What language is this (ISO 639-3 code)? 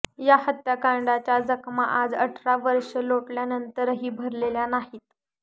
mar